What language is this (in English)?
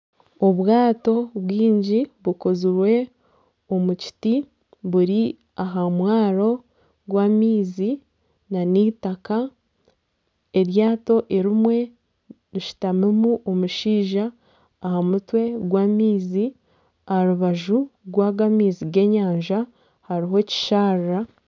Nyankole